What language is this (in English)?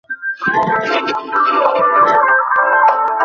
Bangla